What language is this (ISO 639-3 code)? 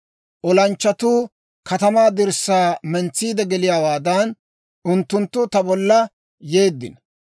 dwr